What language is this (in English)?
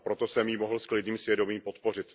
Czech